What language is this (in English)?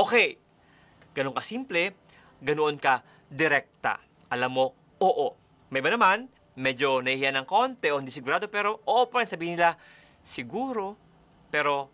Filipino